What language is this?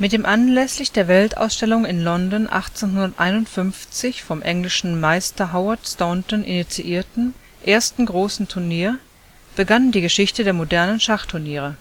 German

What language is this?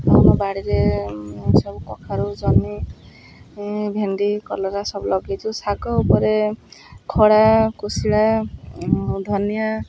Odia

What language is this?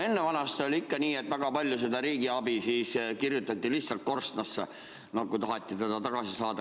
Estonian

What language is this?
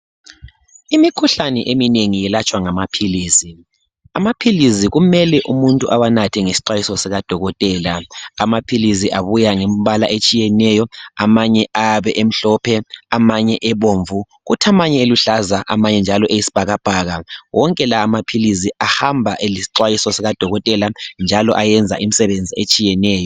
North Ndebele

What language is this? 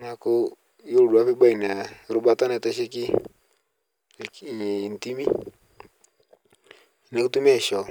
Masai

